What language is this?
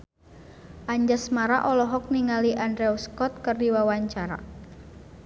Sundanese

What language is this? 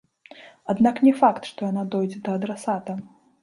Belarusian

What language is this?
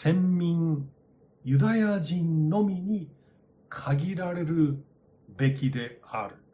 Japanese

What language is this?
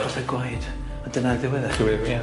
Welsh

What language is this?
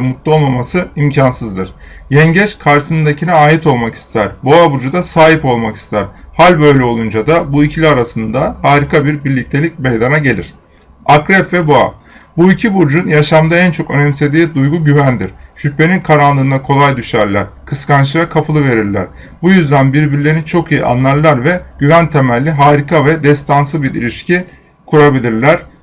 Turkish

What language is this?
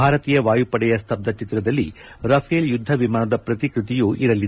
Kannada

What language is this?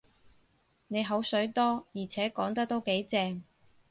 Cantonese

